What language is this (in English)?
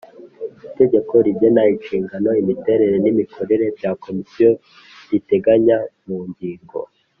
Kinyarwanda